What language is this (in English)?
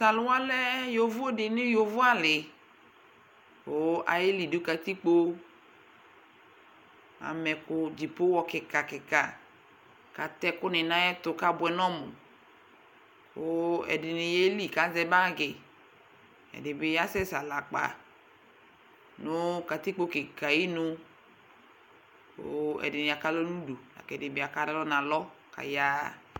Ikposo